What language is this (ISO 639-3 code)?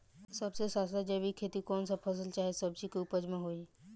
bho